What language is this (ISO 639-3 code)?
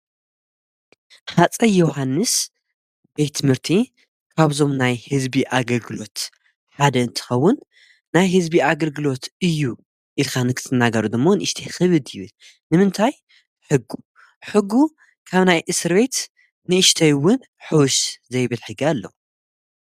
tir